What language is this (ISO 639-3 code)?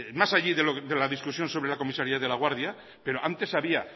spa